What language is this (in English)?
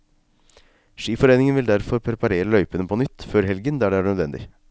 Norwegian